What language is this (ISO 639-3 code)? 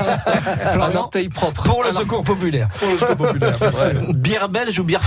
fra